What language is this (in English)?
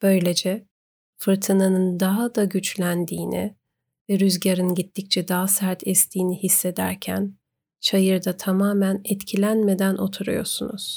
Turkish